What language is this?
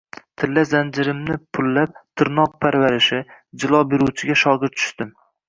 Uzbek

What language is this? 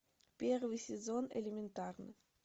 Russian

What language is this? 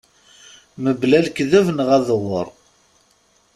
Kabyle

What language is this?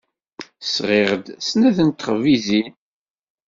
Kabyle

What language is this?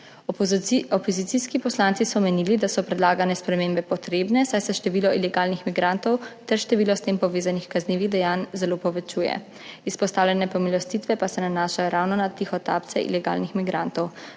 Slovenian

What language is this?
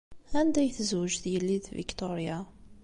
Kabyle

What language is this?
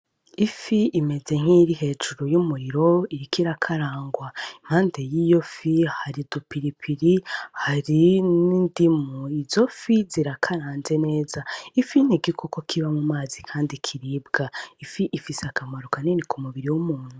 Rundi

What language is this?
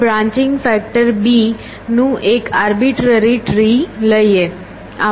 Gujarati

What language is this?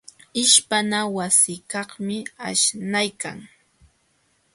Jauja Wanca Quechua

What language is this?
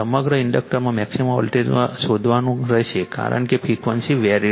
Gujarati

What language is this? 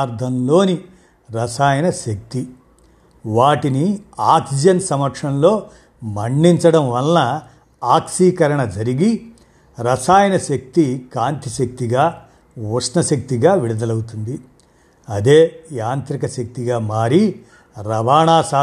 Telugu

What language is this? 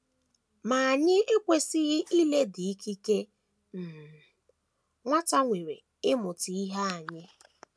Igbo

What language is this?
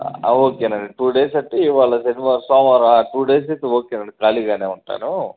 Telugu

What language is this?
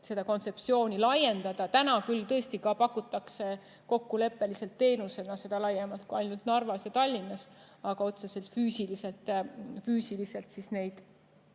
Estonian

